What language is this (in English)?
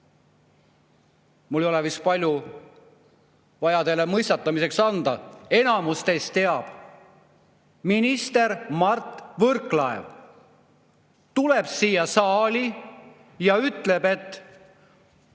Estonian